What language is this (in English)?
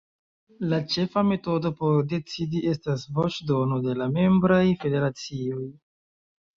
Esperanto